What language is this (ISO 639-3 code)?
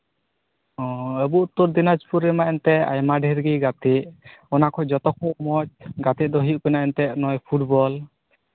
sat